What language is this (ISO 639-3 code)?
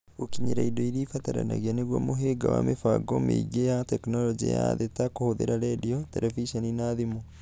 kik